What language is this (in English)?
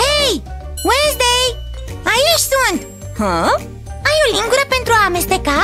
Romanian